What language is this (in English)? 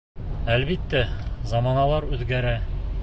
Bashkir